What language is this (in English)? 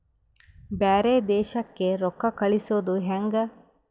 Kannada